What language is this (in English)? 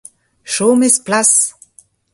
Breton